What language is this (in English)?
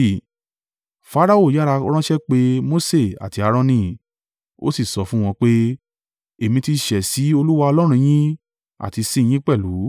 Yoruba